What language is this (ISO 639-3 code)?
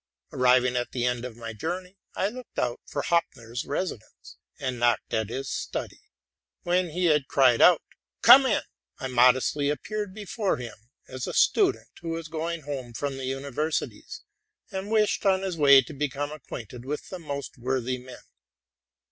eng